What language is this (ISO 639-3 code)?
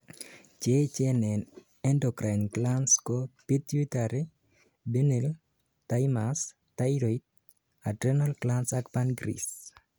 kln